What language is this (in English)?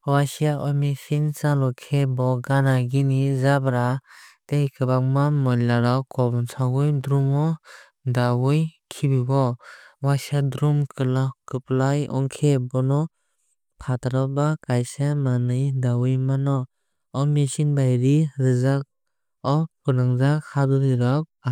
Kok Borok